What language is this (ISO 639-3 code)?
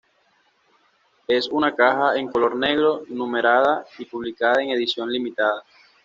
spa